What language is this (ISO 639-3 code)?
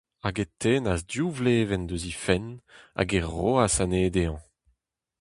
bre